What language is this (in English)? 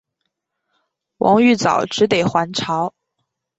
Chinese